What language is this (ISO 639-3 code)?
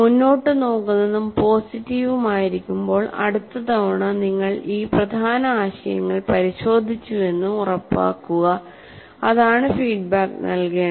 mal